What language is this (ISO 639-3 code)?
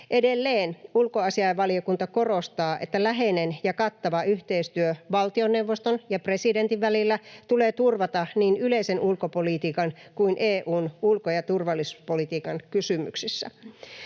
fin